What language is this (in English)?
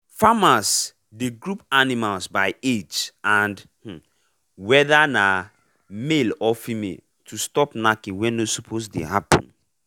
Nigerian Pidgin